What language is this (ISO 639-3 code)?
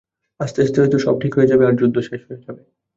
ben